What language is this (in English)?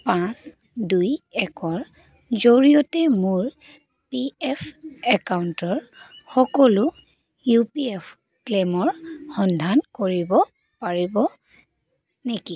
Assamese